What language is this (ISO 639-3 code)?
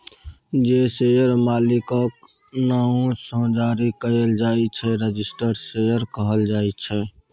mai